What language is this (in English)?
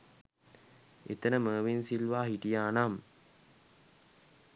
Sinhala